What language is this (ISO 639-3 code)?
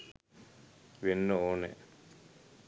sin